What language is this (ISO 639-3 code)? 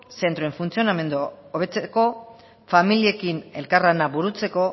eus